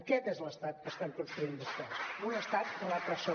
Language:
Catalan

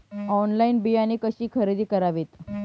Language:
Marathi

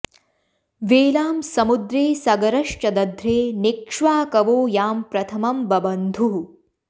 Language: Sanskrit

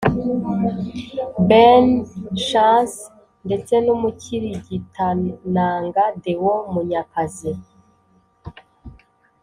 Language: Kinyarwanda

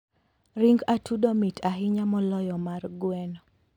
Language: Luo (Kenya and Tanzania)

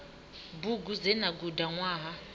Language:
Venda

